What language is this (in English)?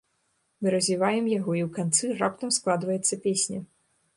Belarusian